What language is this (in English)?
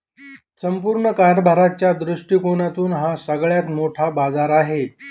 Marathi